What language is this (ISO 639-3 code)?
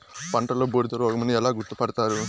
tel